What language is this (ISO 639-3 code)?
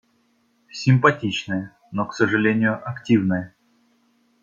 rus